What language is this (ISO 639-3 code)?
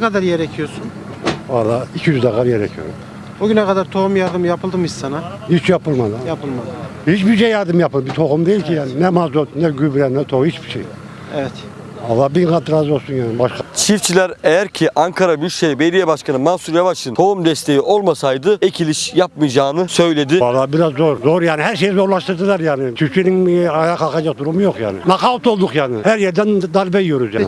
tur